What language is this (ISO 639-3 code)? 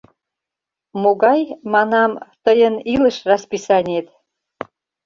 chm